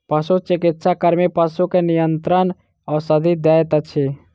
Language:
Maithili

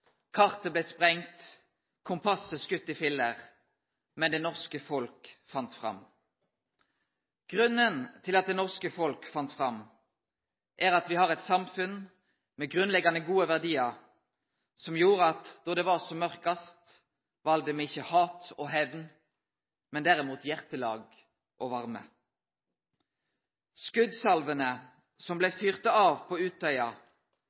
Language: Norwegian Nynorsk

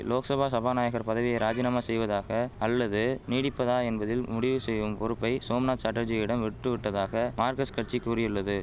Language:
Tamil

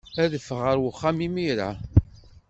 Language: Kabyle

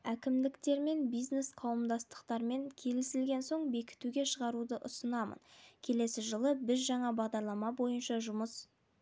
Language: Kazakh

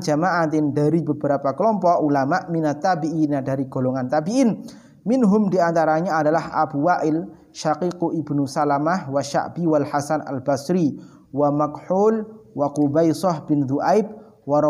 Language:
Indonesian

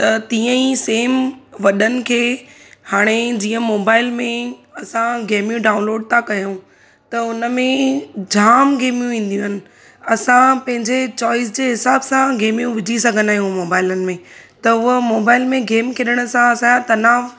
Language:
Sindhi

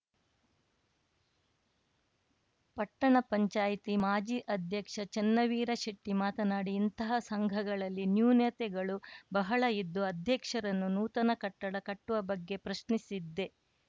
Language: Kannada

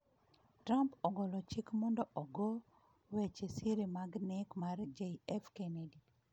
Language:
Luo (Kenya and Tanzania)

